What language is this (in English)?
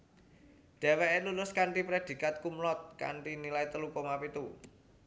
Javanese